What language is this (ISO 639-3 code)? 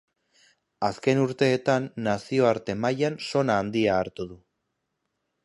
eus